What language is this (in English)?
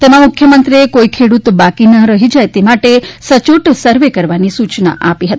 Gujarati